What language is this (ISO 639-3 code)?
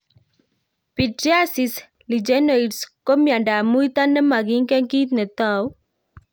kln